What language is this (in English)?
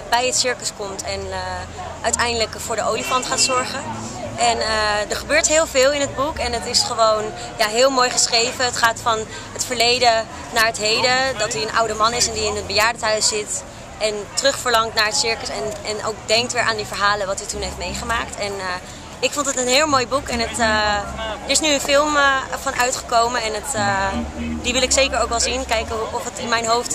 Dutch